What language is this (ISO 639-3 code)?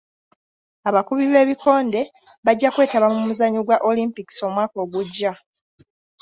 lug